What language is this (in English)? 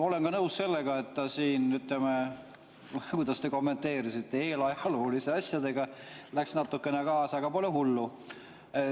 Estonian